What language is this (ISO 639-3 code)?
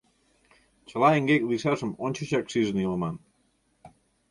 chm